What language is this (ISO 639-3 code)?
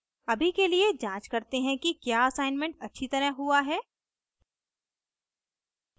hin